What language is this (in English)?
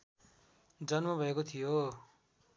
Nepali